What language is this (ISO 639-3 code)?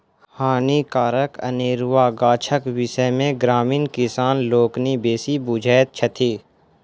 mai